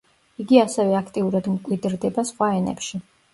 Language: Georgian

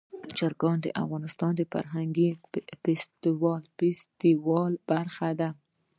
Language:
Pashto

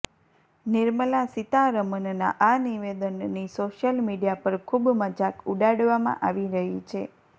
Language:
Gujarati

